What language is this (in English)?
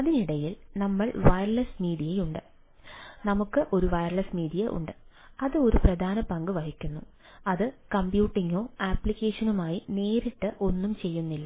Malayalam